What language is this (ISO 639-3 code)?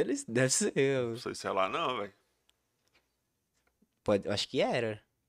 por